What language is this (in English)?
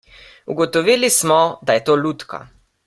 Slovenian